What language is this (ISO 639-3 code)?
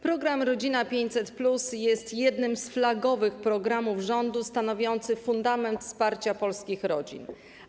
pol